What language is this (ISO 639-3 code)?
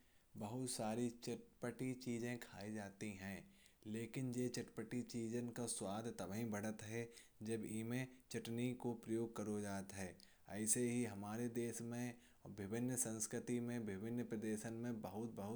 bjj